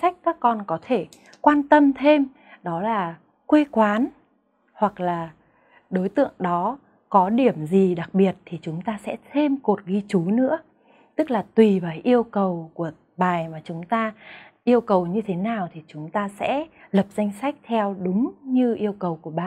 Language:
Vietnamese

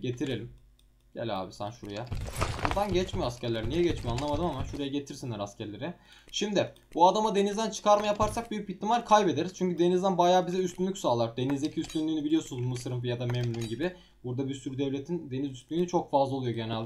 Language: Turkish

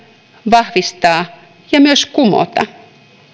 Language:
Finnish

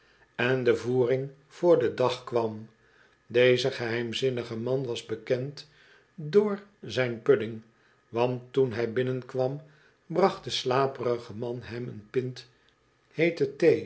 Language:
Dutch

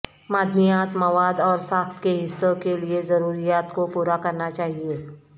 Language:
Urdu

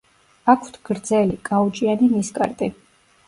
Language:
Georgian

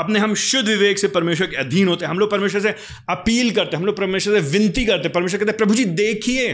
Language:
Hindi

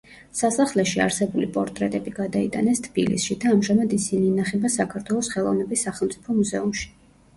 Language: Georgian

